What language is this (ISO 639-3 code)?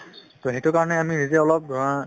asm